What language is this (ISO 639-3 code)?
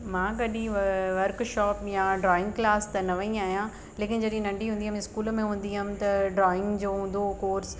snd